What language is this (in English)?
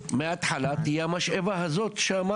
Hebrew